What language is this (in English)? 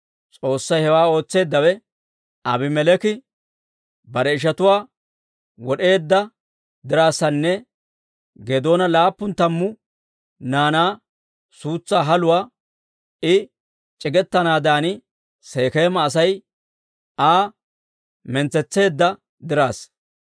Dawro